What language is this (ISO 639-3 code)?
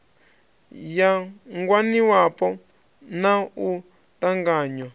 ven